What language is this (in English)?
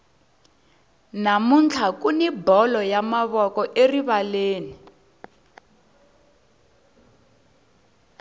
Tsonga